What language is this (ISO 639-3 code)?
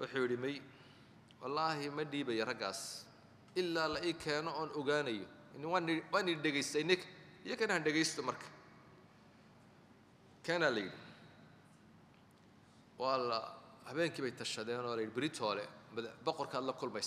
ara